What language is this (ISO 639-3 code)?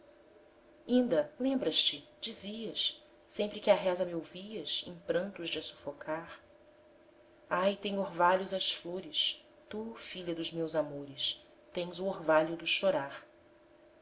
por